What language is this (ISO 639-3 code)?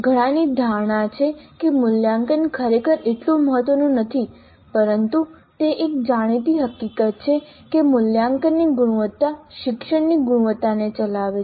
guj